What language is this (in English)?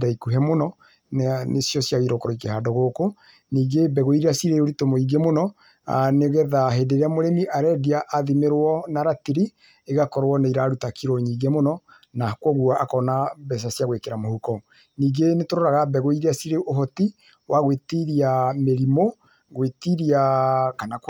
Kikuyu